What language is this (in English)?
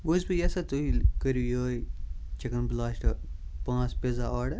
Kashmiri